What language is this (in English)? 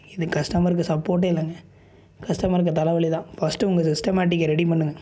Tamil